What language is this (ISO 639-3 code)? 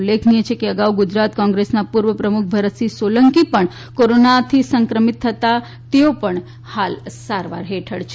guj